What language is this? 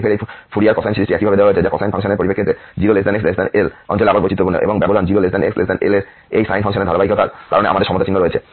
Bangla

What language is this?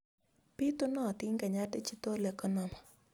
Kalenjin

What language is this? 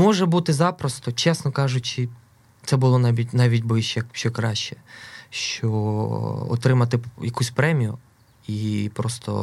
Ukrainian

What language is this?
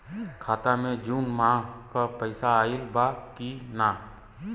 Bhojpuri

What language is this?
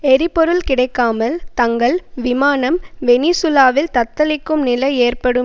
Tamil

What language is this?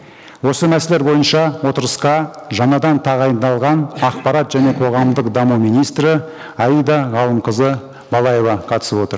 Kazakh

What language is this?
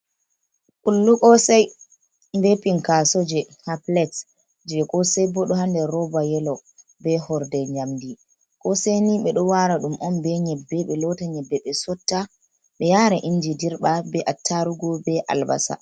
Fula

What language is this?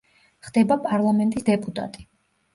Georgian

